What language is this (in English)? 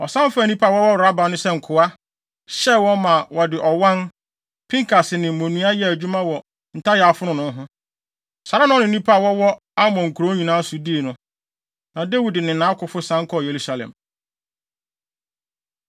Akan